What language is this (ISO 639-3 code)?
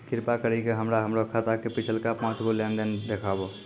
mai